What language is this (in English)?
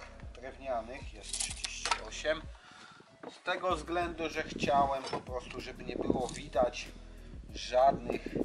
Polish